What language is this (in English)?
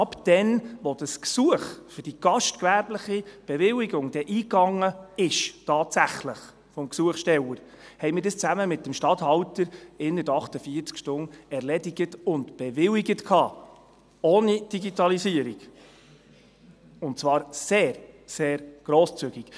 Swiss German